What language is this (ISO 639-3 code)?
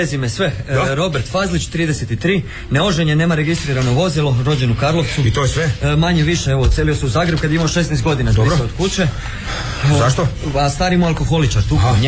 hrv